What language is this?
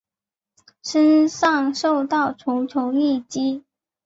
Chinese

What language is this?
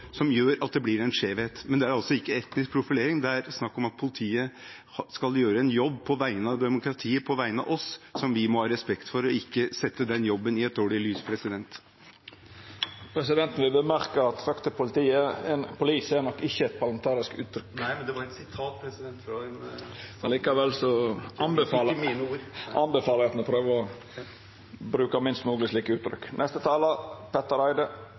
Norwegian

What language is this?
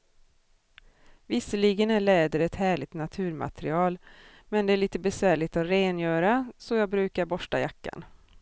Swedish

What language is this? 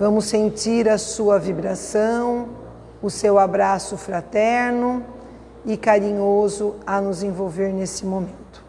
Portuguese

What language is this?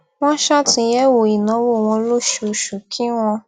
Yoruba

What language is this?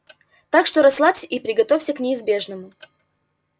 Russian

